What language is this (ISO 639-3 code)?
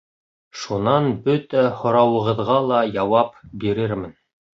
bak